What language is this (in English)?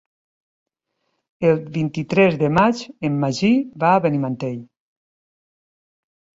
Catalan